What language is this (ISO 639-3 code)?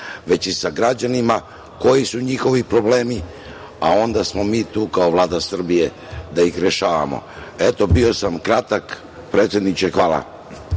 srp